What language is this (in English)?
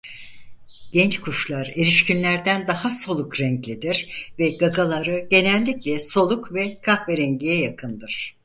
Turkish